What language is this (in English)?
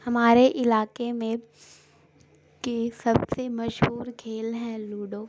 Urdu